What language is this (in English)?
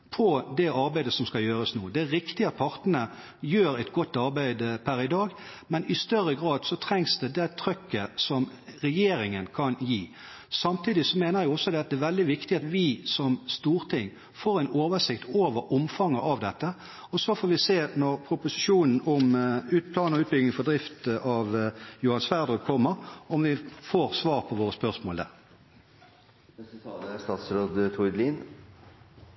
Norwegian Bokmål